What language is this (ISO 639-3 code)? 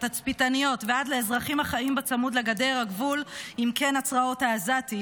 heb